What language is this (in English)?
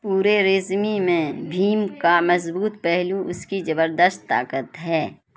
Urdu